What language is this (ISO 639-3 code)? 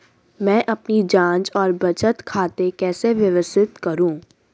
hin